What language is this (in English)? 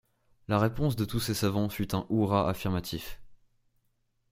French